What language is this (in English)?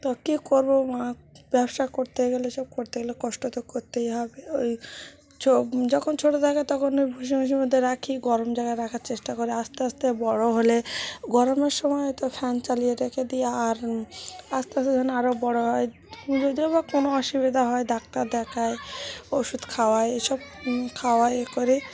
Bangla